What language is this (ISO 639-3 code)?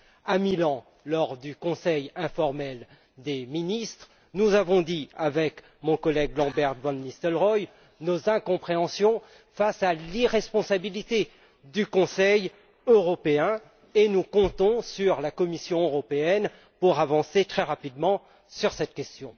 fra